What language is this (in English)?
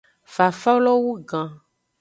Aja (Benin)